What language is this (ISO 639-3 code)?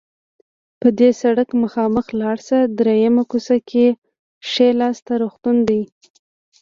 pus